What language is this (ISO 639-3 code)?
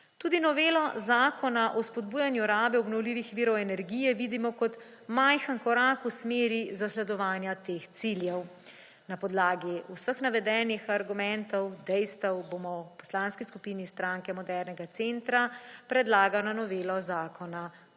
slv